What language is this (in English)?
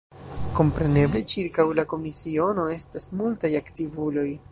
Esperanto